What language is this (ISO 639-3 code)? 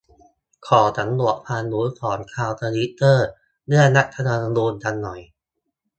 tha